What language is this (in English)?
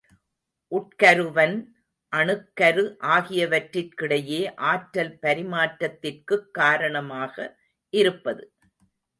Tamil